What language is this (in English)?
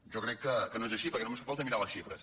Catalan